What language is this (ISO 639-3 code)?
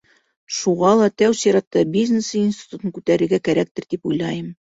bak